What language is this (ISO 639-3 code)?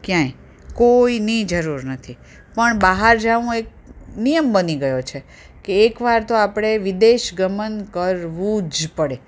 guj